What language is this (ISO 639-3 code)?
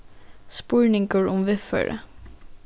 fao